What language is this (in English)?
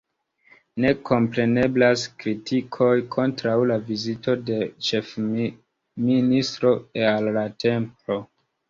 Esperanto